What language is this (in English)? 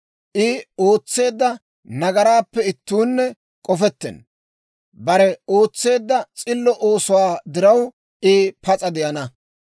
Dawro